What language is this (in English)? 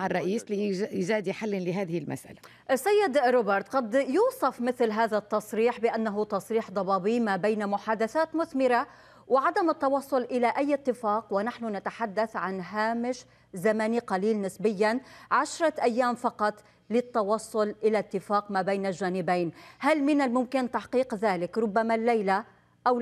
Arabic